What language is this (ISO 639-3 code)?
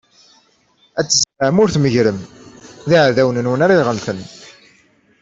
kab